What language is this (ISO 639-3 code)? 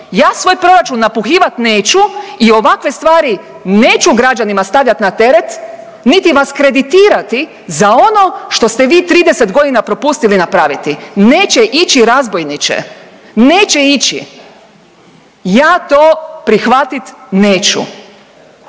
hrv